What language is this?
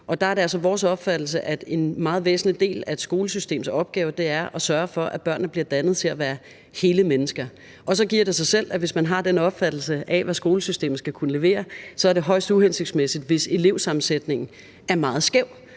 Danish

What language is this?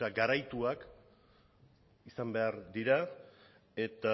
Basque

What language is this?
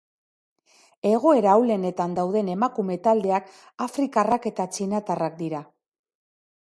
Basque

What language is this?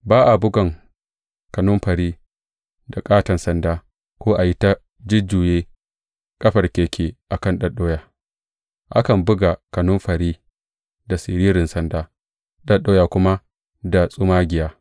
Hausa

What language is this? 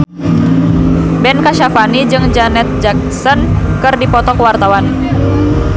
Sundanese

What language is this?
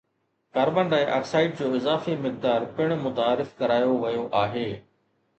Sindhi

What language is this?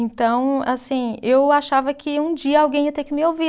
Portuguese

